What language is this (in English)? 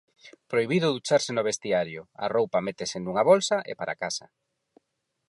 Galician